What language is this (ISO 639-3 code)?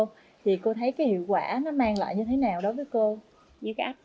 vie